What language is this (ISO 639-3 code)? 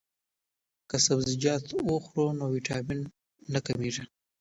pus